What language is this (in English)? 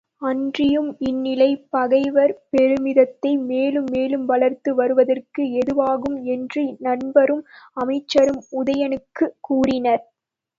Tamil